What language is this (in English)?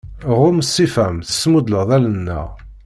Kabyle